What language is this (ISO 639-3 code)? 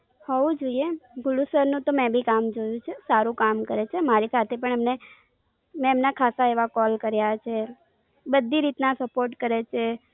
guj